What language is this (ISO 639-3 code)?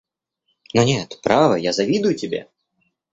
rus